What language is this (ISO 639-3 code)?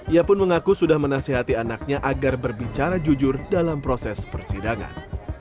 ind